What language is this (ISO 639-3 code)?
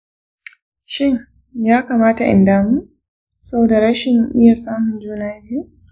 hau